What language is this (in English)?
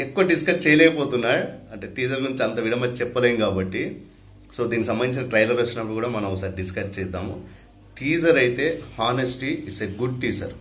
Telugu